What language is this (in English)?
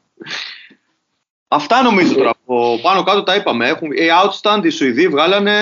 Greek